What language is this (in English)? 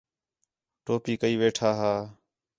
Khetrani